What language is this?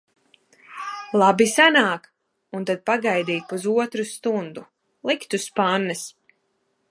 Latvian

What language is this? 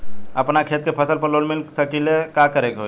Bhojpuri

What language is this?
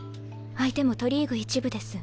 Japanese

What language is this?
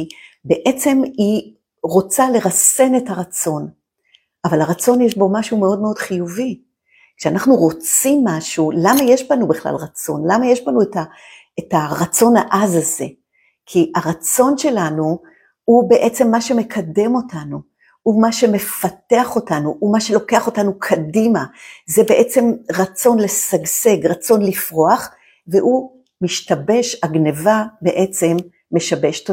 Hebrew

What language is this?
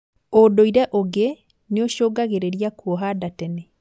Kikuyu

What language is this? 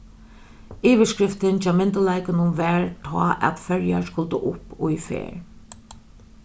Faroese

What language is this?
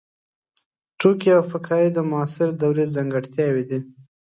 Pashto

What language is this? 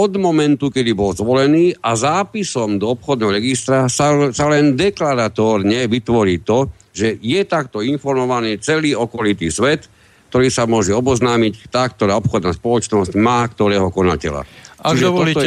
Slovak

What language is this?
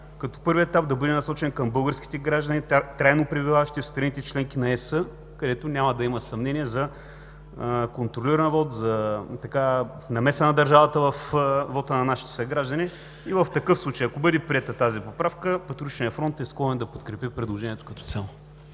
Bulgarian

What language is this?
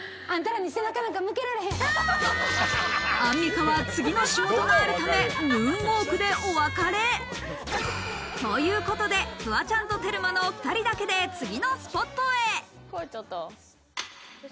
Japanese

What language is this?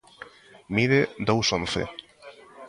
Galician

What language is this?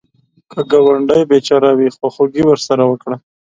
Pashto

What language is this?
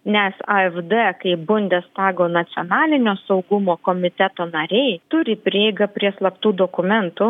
Lithuanian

